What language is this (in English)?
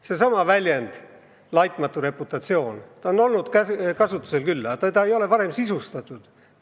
Estonian